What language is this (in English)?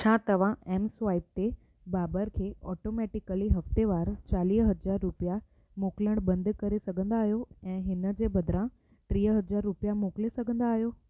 Sindhi